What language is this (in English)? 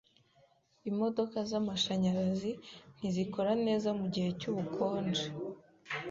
Kinyarwanda